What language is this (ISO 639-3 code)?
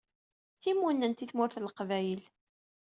kab